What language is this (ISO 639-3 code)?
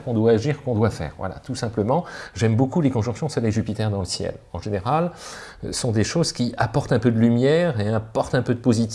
fra